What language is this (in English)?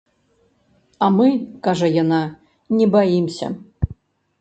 Belarusian